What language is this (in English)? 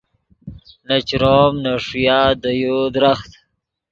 Yidgha